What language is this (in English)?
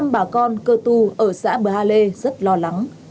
Vietnamese